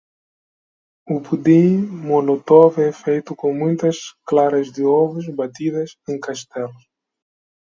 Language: Portuguese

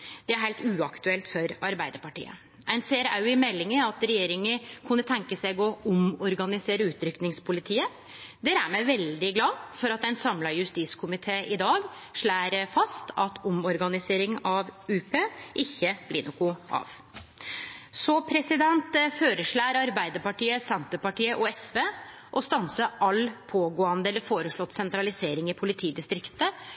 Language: Norwegian Nynorsk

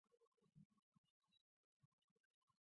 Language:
Chinese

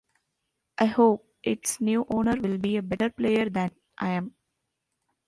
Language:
English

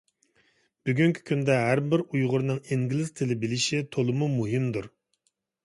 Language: Uyghur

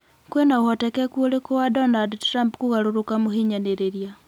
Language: Kikuyu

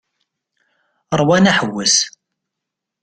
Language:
Kabyle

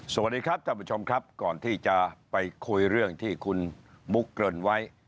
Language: Thai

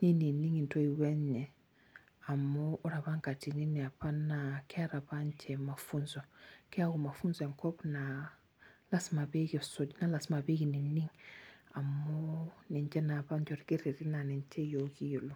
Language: Masai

